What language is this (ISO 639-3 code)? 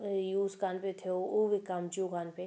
snd